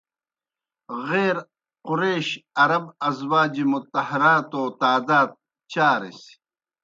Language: Kohistani Shina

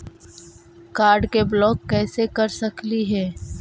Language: Magahi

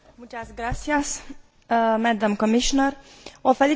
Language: Romanian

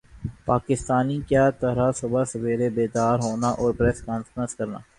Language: Urdu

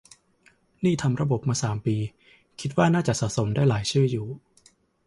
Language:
Thai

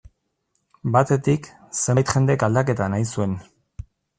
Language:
Basque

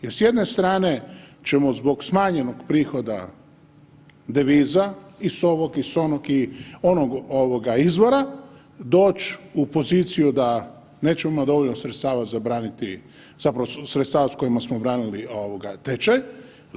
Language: Croatian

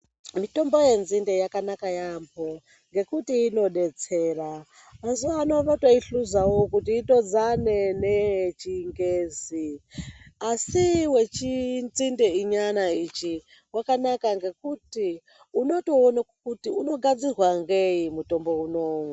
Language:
Ndau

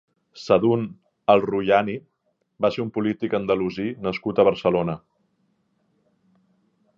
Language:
Catalan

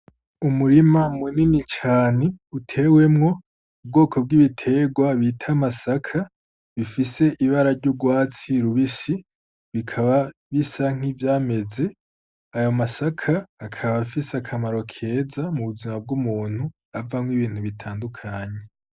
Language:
Rundi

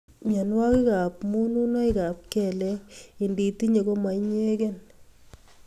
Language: Kalenjin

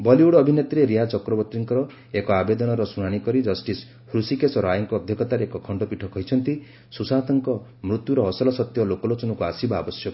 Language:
Odia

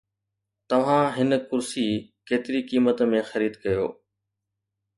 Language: Sindhi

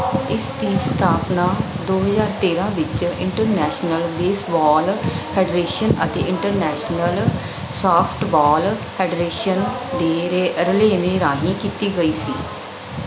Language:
Punjabi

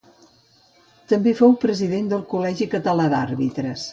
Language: Catalan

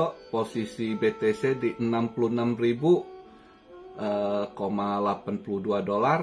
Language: Indonesian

